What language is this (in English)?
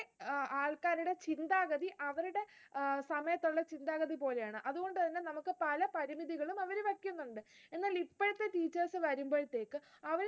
Malayalam